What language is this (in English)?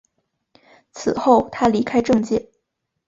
Chinese